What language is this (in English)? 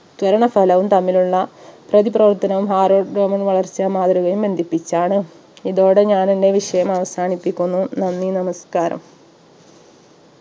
Malayalam